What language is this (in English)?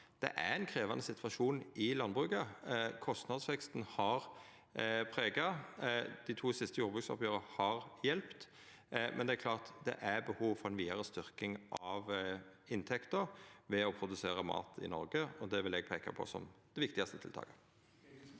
Norwegian